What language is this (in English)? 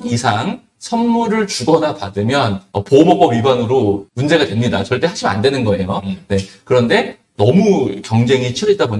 Korean